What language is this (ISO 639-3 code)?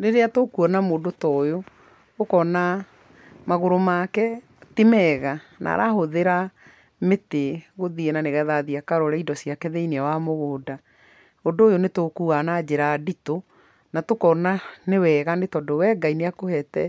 kik